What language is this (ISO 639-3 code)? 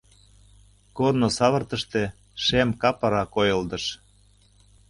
chm